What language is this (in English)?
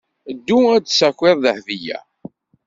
Kabyle